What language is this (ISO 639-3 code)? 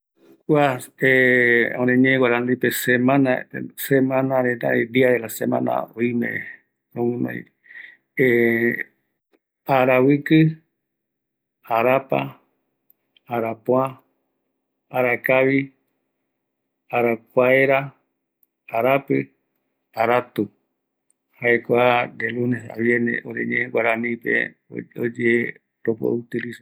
gui